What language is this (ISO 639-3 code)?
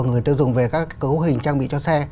vie